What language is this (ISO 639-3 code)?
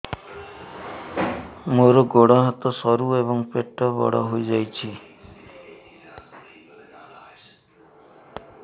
ori